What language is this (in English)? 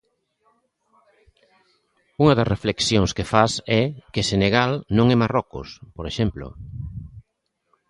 Galician